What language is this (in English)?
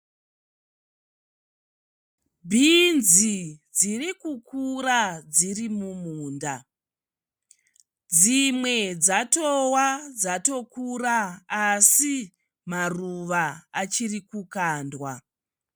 Shona